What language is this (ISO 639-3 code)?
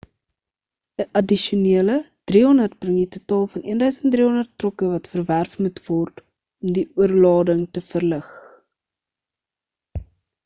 afr